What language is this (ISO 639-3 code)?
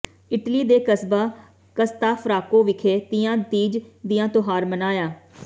pan